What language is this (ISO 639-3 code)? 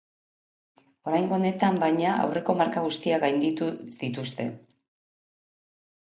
eus